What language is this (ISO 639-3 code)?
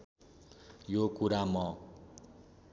nep